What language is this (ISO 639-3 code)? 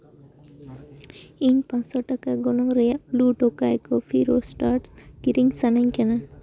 sat